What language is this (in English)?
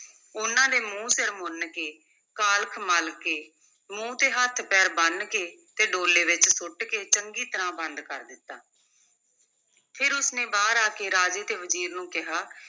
Punjabi